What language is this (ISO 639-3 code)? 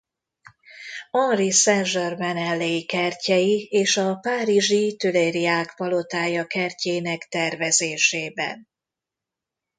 hun